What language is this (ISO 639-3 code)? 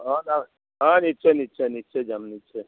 asm